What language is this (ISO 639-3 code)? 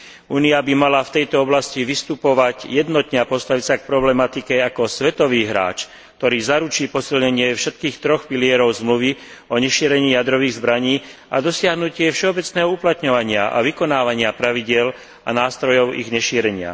slk